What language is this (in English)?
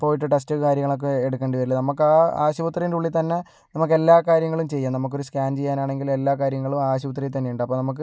Malayalam